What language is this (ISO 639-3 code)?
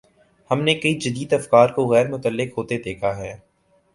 urd